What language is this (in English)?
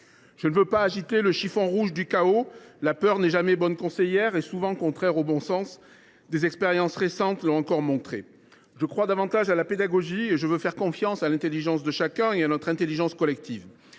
French